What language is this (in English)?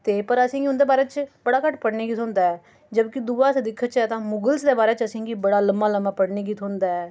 Dogri